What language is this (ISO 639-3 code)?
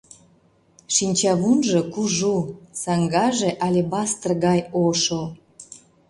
chm